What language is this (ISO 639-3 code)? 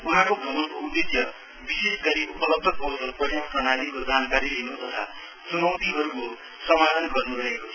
nep